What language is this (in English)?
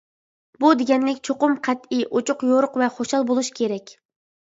Uyghur